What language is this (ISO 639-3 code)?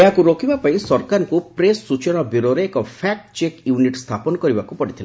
ori